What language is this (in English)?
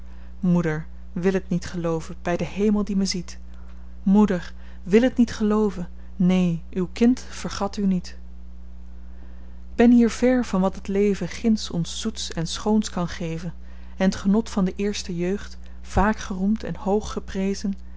Dutch